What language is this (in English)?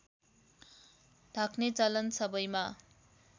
Nepali